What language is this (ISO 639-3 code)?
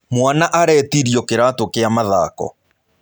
kik